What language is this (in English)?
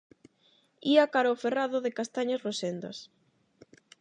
Galician